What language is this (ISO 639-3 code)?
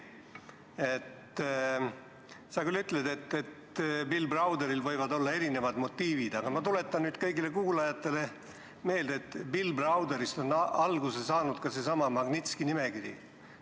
est